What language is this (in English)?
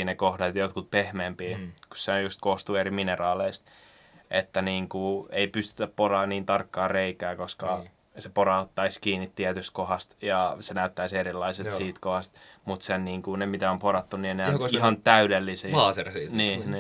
Finnish